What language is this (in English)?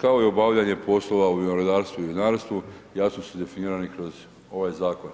Croatian